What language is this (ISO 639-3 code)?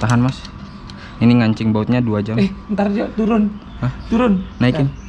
ind